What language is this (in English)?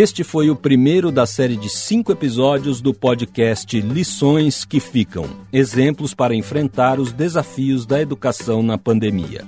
Portuguese